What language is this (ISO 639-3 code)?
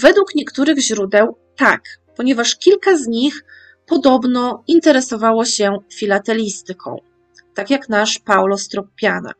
pol